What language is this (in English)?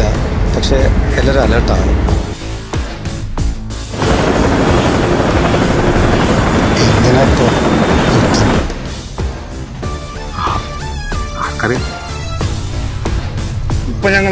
Arabic